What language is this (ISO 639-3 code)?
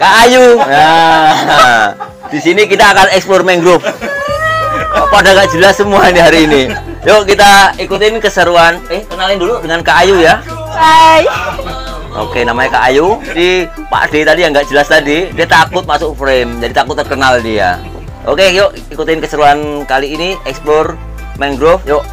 ind